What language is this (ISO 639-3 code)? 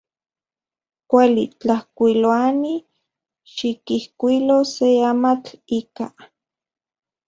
ncx